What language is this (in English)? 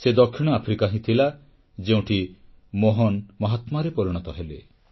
Odia